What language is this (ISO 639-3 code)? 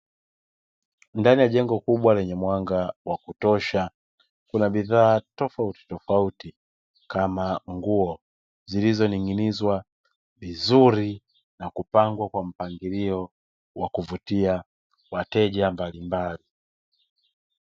swa